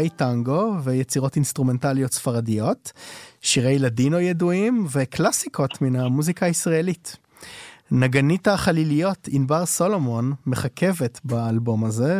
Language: Hebrew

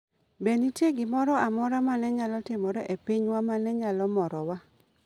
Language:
Luo (Kenya and Tanzania)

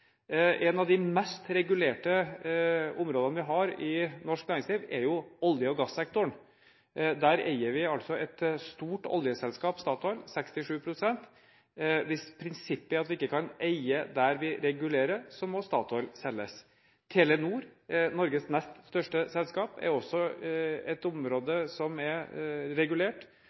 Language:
Norwegian Bokmål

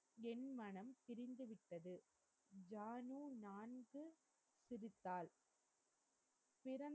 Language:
Tamil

